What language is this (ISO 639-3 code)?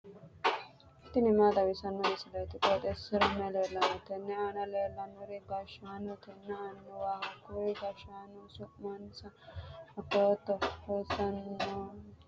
sid